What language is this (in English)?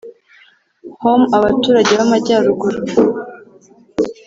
Kinyarwanda